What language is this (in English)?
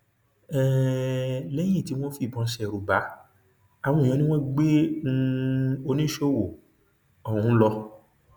Yoruba